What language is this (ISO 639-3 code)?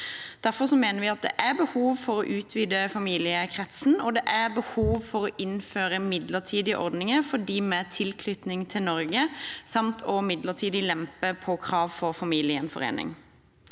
nor